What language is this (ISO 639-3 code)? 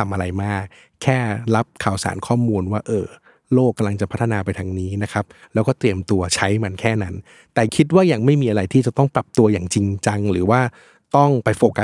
tha